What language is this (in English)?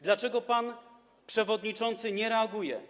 Polish